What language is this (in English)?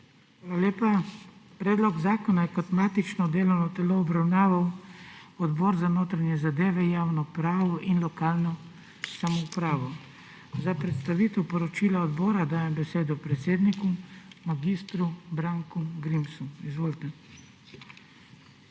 Slovenian